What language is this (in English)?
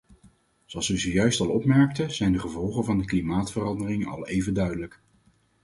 Dutch